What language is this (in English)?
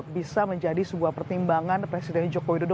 Indonesian